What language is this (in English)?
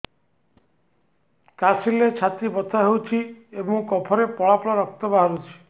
Odia